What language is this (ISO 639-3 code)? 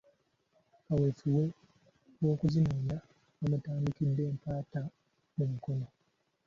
lug